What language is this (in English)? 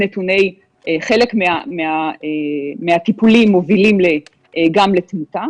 Hebrew